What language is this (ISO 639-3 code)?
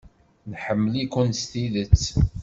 kab